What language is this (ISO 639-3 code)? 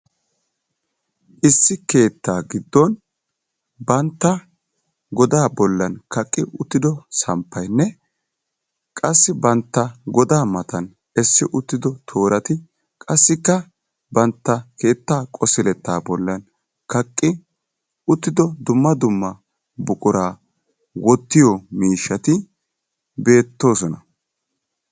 wal